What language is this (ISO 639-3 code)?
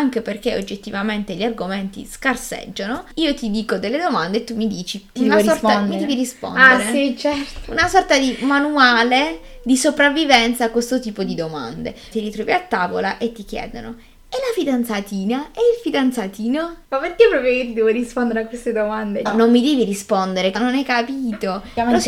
ita